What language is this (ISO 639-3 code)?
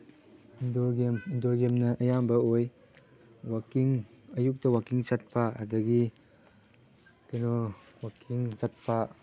mni